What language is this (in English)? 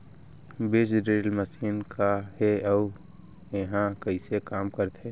Chhattisgarhi